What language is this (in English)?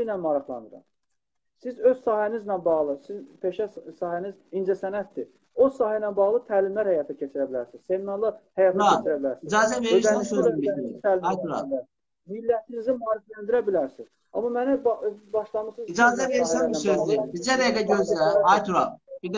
Turkish